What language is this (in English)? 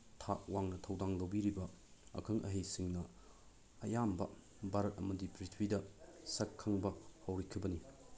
Manipuri